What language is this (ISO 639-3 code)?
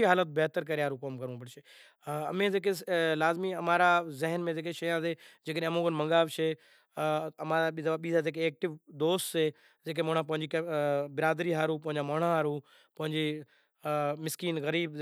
gjk